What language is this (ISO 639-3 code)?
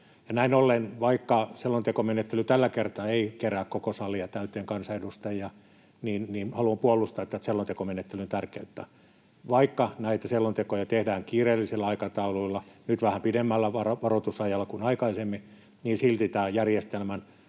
fin